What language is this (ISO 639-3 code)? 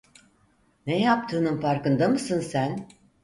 tur